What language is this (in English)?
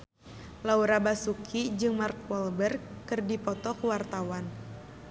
Sundanese